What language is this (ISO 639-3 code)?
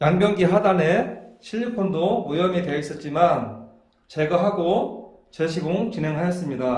kor